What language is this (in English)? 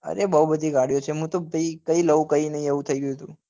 Gujarati